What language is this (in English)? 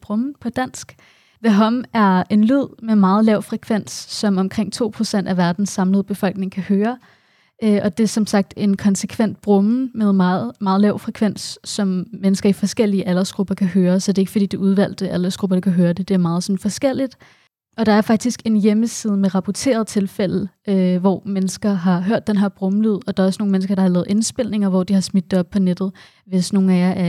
Danish